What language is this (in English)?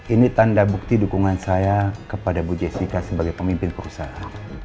Indonesian